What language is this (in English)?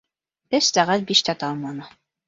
Bashkir